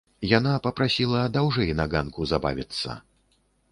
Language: Belarusian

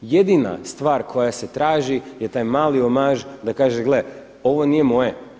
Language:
Croatian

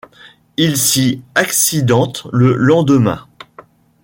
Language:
French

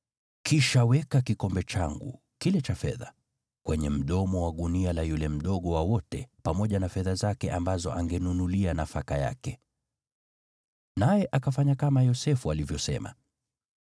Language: Swahili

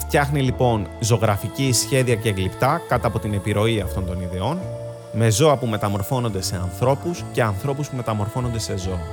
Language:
Greek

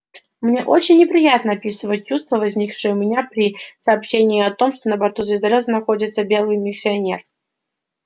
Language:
Russian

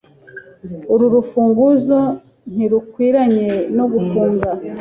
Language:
Kinyarwanda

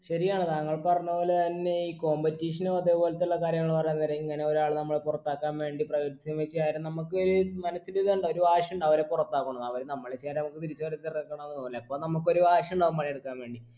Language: Malayalam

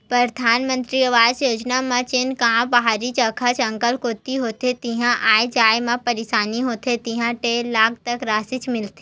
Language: Chhattisgarhi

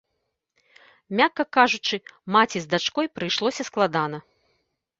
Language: Belarusian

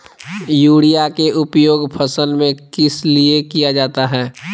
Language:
Magahi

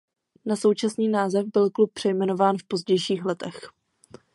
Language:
Czech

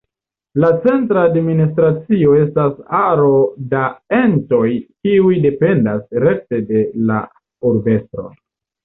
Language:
Esperanto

